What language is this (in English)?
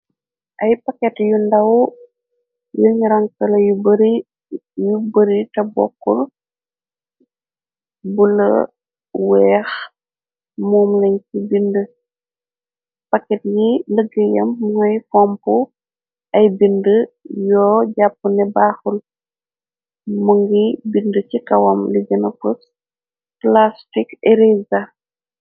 Wolof